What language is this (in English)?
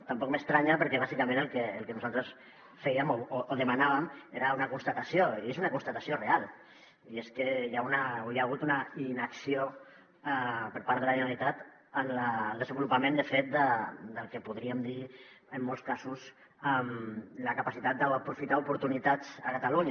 Catalan